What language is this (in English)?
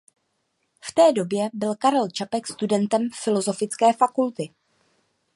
Czech